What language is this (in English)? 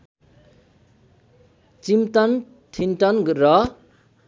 Nepali